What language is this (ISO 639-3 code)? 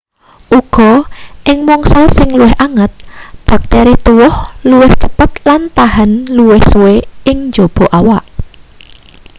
jav